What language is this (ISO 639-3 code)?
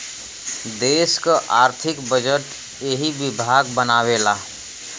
bho